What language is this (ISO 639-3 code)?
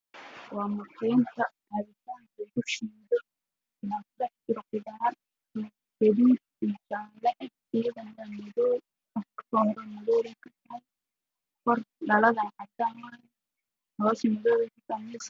som